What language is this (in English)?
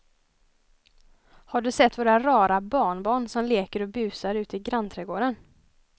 Swedish